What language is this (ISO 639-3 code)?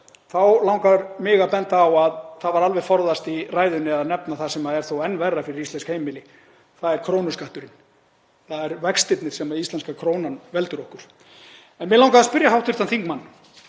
isl